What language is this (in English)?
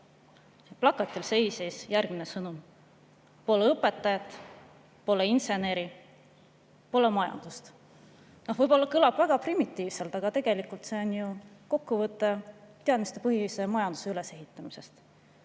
Estonian